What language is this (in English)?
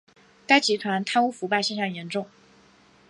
Chinese